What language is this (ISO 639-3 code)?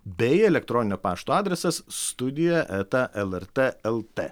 lit